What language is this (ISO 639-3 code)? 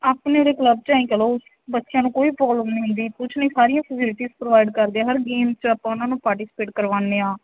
pan